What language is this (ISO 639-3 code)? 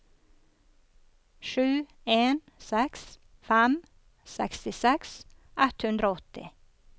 nor